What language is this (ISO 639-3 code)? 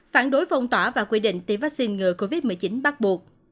vie